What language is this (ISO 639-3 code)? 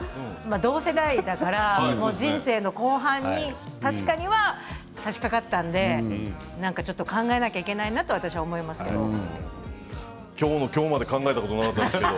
jpn